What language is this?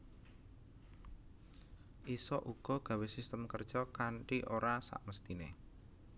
Javanese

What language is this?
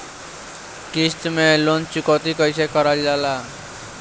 Bhojpuri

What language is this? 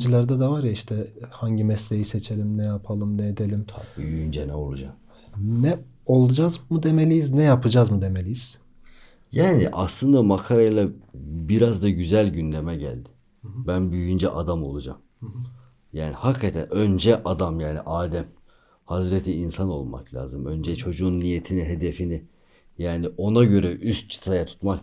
Turkish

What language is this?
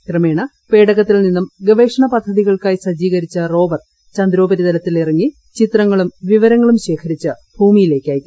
Malayalam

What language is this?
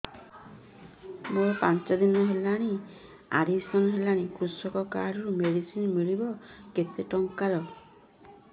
Odia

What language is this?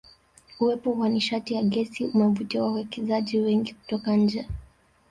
Swahili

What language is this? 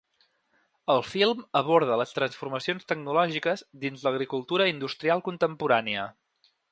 Catalan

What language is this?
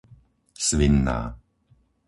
Slovak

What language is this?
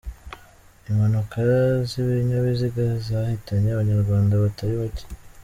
Kinyarwanda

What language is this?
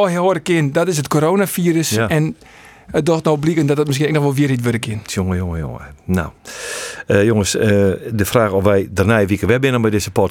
Dutch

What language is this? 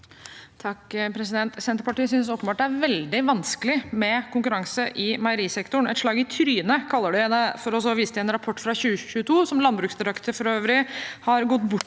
Norwegian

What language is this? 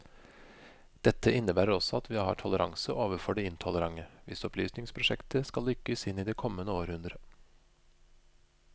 Norwegian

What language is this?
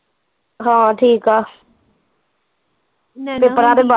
Punjabi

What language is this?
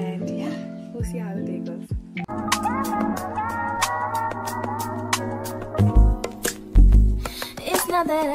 English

